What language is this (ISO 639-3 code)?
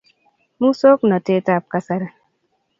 kln